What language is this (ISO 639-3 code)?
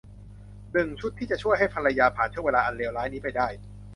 tha